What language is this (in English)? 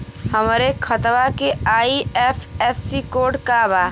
Bhojpuri